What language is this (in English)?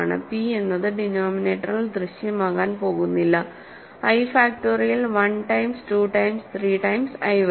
Malayalam